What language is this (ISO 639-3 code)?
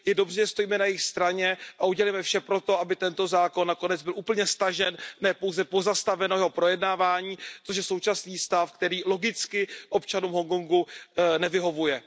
ces